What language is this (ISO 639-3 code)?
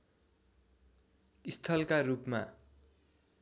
nep